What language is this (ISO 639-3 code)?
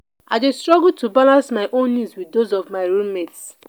pcm